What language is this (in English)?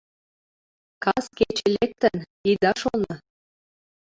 Mari